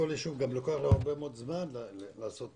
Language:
Hebrew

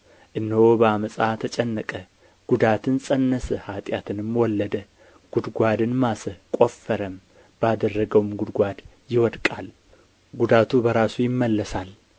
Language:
Amharic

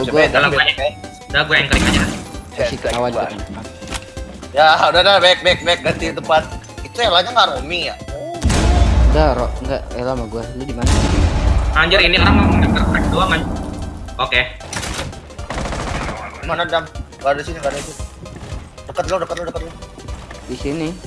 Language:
Indonesian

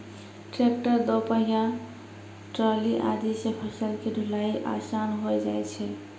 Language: Maithili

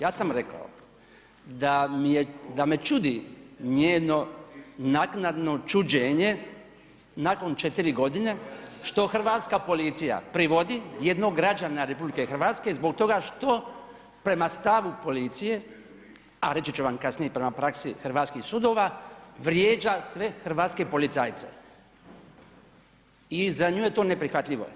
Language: Croatian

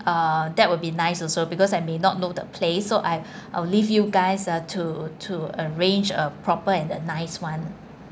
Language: English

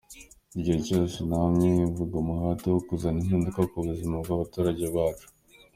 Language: Kinyarwanda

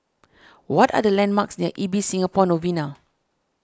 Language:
English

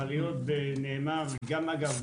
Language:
Hebrew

